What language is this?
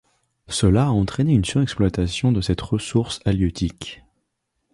French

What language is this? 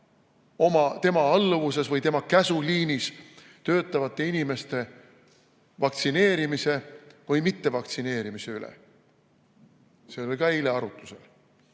Estonian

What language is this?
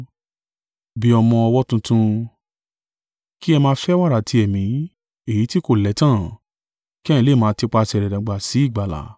Yoruba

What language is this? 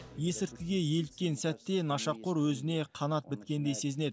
Kazakh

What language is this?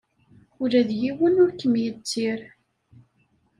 Kabyle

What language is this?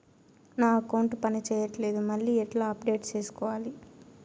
Telugu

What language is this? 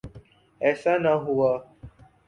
Urdu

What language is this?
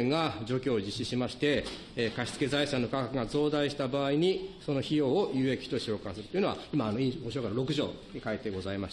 Japanese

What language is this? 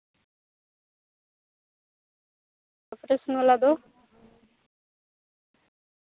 Santali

